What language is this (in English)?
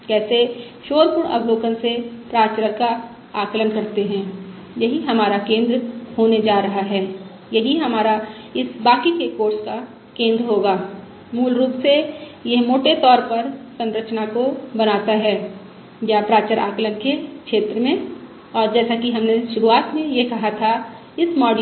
Hindi